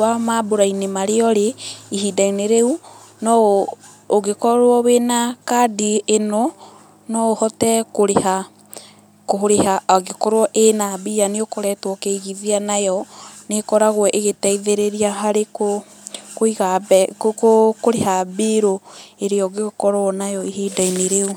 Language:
Kikuyu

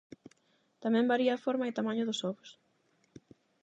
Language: Galician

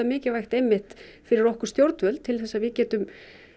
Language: Icelandic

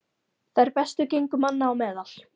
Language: Icelandic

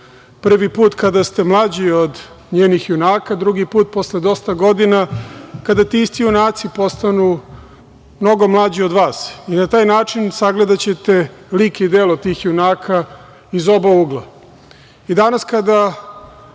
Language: Serbian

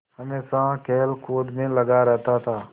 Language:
Hindi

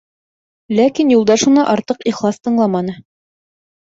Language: Bashkir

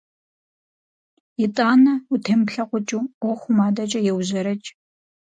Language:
Kabardian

